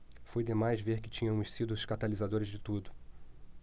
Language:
Portuguese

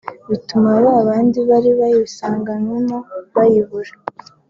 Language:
Kinyarwanda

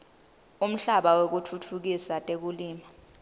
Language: Swati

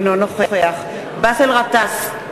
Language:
Hebrew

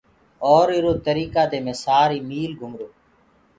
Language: Gurgula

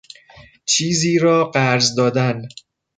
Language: Persian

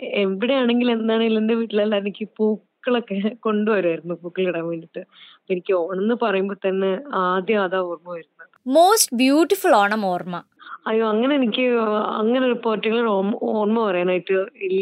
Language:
Malayalam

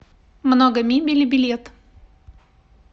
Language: Russian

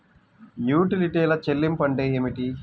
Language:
Telugu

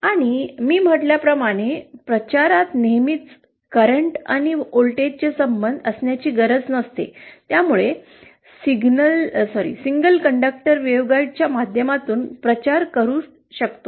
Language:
Marathi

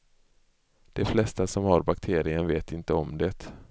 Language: Swedish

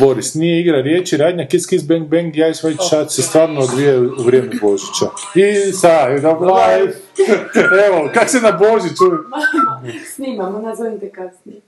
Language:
Croatian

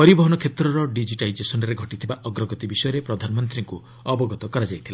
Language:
Odia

